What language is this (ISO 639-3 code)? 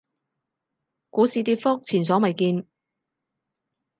yue